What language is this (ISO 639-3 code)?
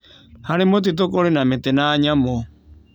kik